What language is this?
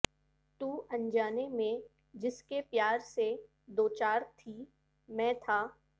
Urdu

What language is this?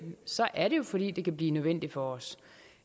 Danish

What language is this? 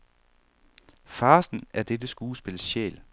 Danish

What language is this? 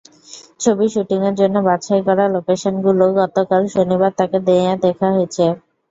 Bangla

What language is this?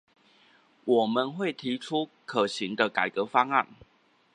Chinese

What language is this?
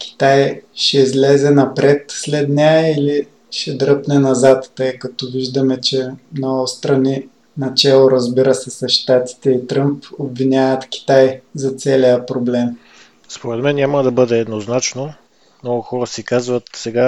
Bulgarian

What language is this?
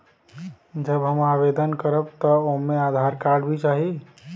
Bhojpuri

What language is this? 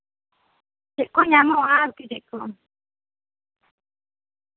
Santali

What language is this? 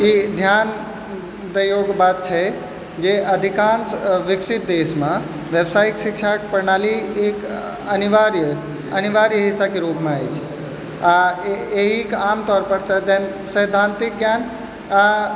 Maithili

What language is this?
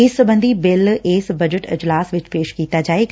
Punjabi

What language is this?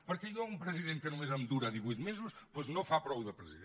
Catalan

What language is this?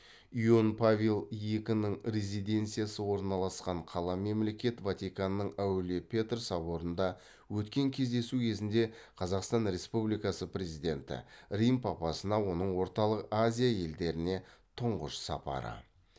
Kazakh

